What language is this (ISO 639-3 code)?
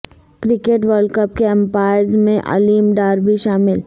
urd